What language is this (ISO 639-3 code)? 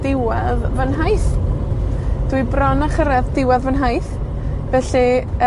cym